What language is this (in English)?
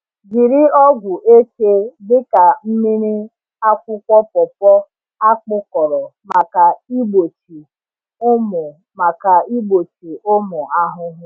Igbo